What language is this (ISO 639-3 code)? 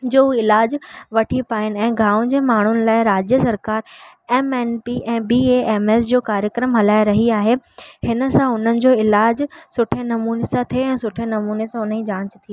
snd